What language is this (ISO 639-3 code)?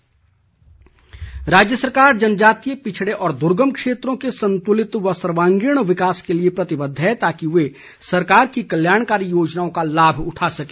hin